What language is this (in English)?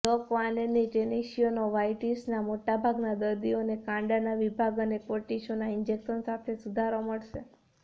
Gujarati